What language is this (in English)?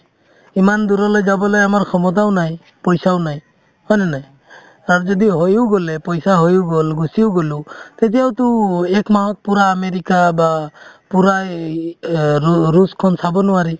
Assamese